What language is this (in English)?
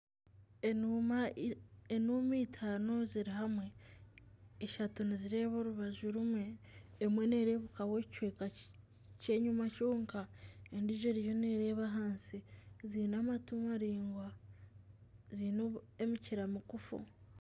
Nyankole